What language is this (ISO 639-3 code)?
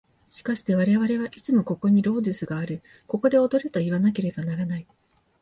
jpn